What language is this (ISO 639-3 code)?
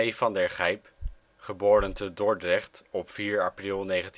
nld